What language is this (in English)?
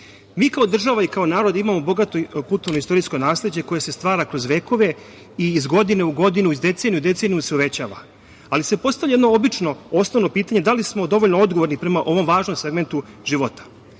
Serbian